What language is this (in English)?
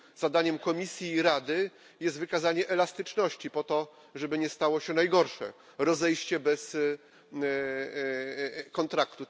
Polish